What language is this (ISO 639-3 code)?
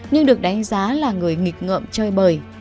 vie